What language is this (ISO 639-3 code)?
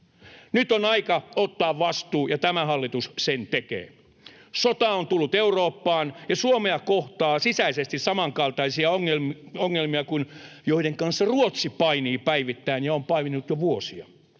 fin